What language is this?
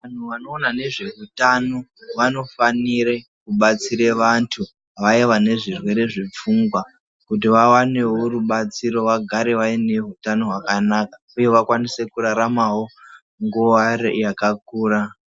Ndau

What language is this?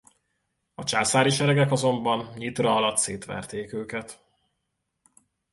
Hungarian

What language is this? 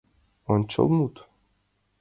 Mari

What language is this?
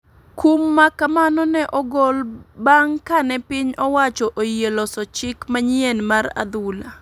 Luo (Kenya and Tanzania)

